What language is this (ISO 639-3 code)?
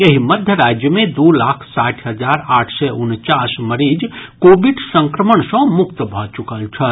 mai